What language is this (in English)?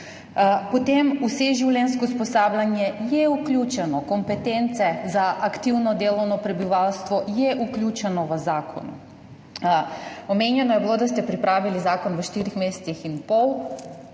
Slovenian